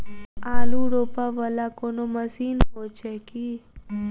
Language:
Maithili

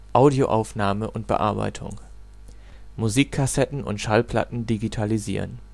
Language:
German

